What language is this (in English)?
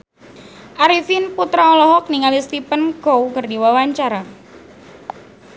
Sundanese